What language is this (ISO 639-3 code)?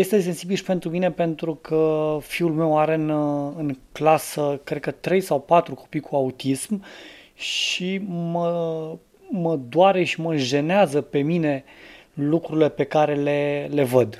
ron